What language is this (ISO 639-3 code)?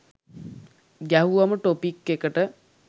sin